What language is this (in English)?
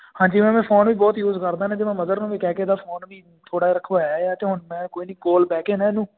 Punjabi